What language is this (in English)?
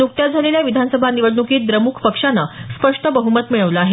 Marathi